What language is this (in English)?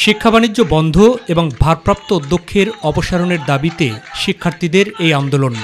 Bangla